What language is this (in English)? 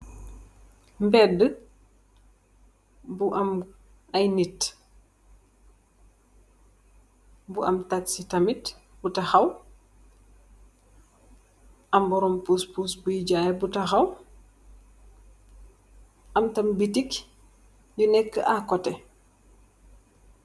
Wolof